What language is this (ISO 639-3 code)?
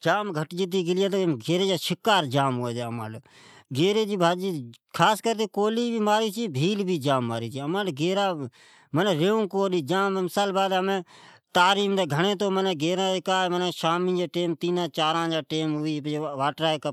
odk